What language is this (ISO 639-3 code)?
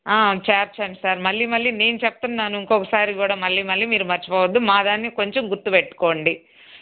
tel